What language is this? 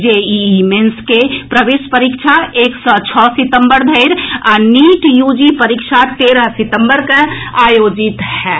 Maithili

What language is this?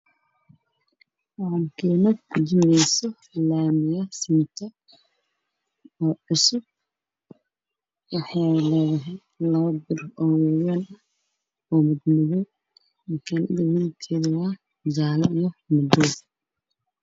Somali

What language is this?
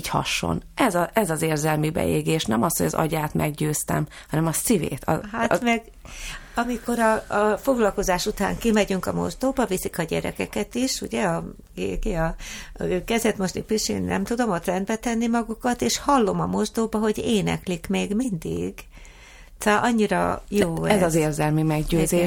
Hungarian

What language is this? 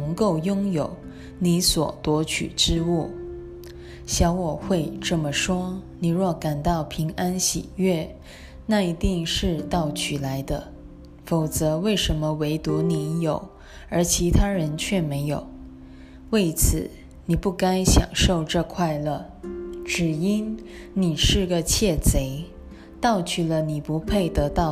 Chinese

